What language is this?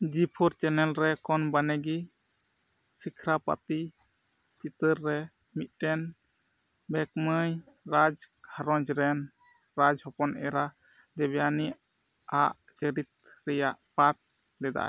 Santali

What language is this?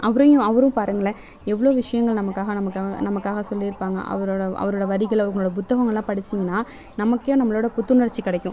Tamil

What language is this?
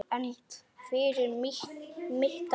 Icelandic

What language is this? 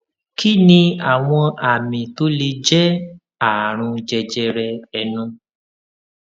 Yoruba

